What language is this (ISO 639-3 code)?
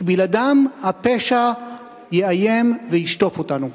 heb